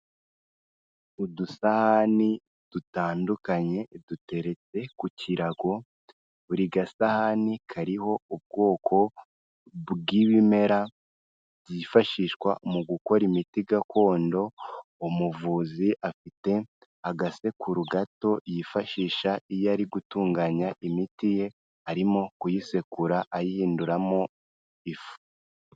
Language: Kinyarwanda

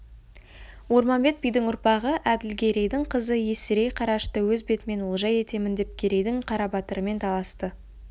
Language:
Kazakh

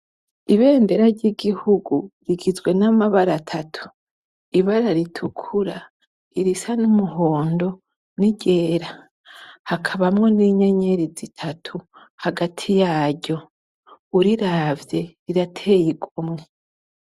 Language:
Rundi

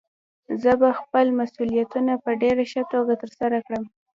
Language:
Pashto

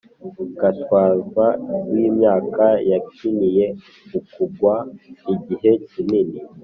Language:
Kinyarwanda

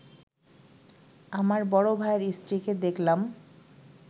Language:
Bangla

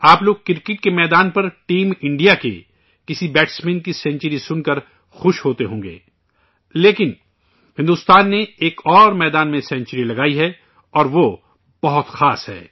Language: Urdu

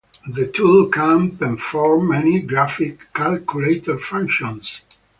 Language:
English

